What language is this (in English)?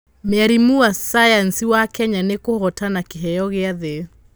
Kikuyu